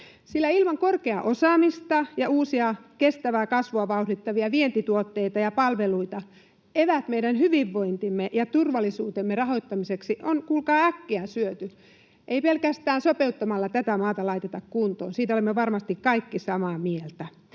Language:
Finnish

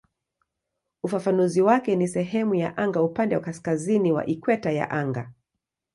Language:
Swahili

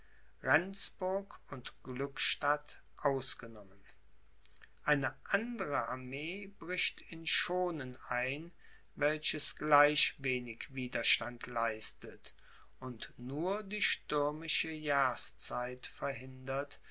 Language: German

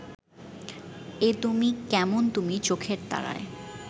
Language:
Bangla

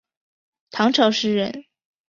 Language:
Chinese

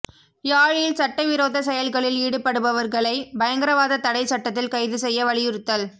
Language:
Tamil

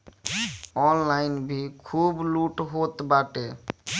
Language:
Bhojpuri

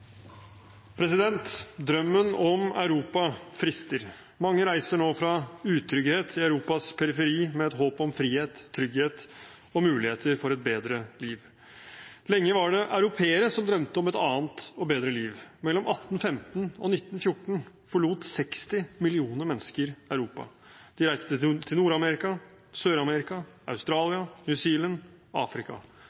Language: Norwegian Bokmål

